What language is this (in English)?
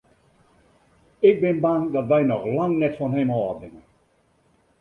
Western Frisian